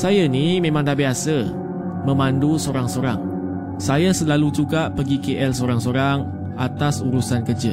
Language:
Malay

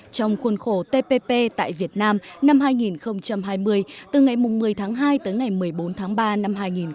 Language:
Vietnamese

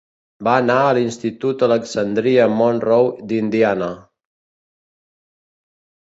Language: Catalan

